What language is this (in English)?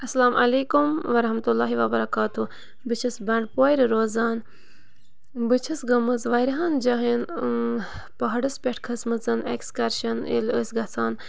Kashmiri